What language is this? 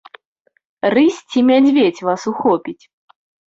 Belarusian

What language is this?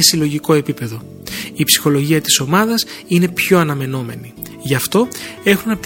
Greek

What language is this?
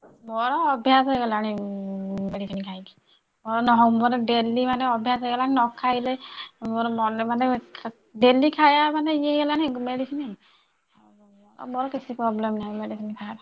Odia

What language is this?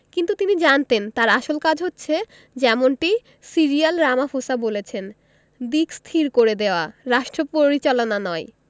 Bangla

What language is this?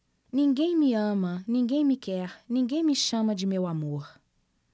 Portuguese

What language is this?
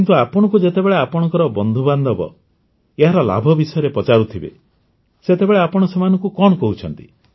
Odia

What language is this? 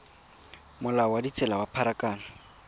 Tswana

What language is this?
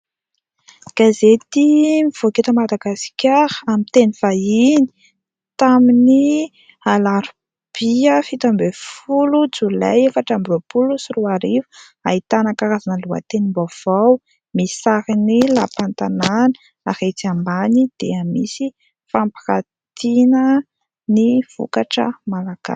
Malagasy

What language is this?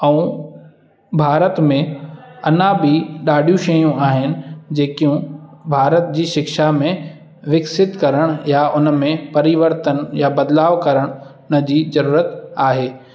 Sindhi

